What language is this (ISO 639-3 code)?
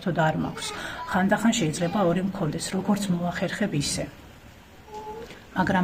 ron